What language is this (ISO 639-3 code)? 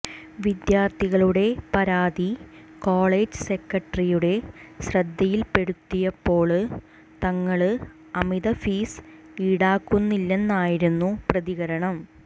mal